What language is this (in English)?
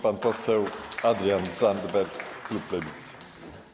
Polish